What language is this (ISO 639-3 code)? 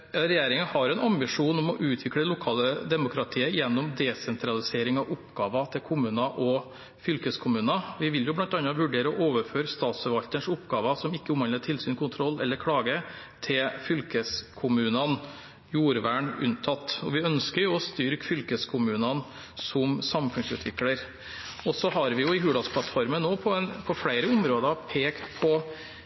nob